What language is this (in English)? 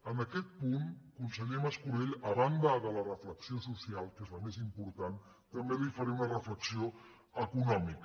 Catalan